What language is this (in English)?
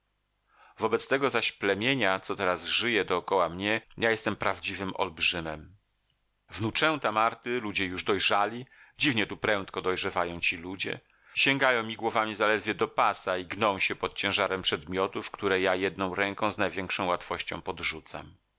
Polish